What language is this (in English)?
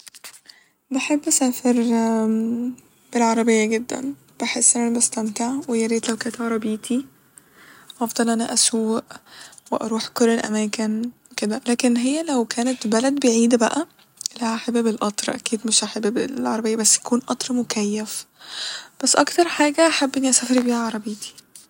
Egyptian Arabic